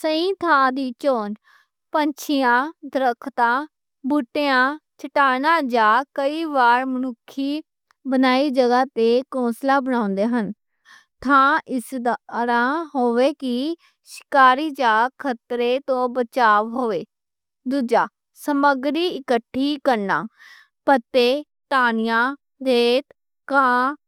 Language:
Western Panjabi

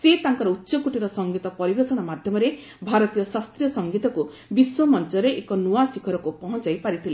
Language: Odia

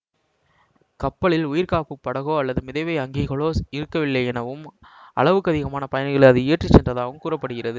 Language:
Tamil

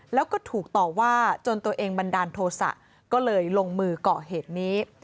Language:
Thai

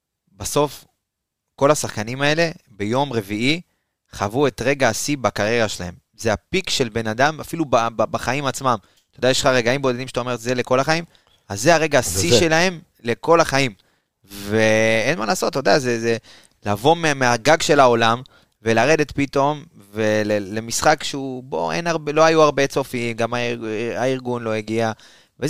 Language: Hebrew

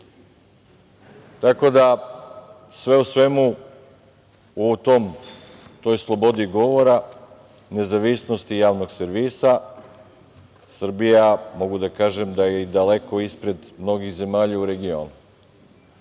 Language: Serbian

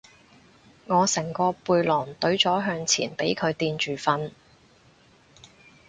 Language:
Cantonese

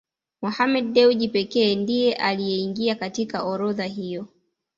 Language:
Swahili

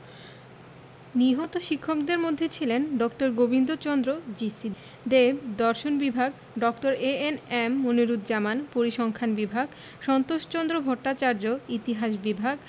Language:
Bangla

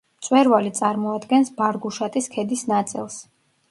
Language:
Georgian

